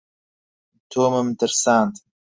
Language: Central Kurdish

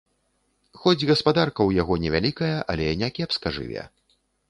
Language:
Belarusian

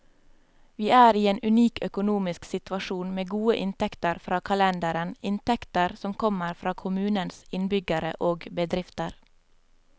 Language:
Norwegian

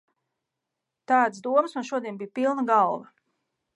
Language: Latvian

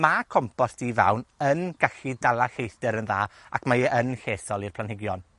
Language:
Welsh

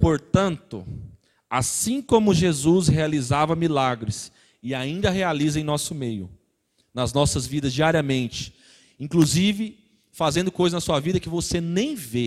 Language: Portuguese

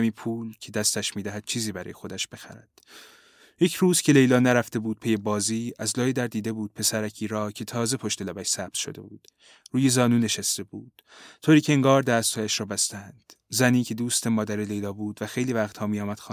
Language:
Persian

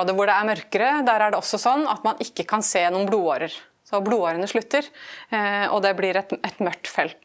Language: Norwegian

